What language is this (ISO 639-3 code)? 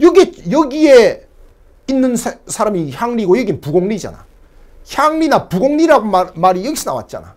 kor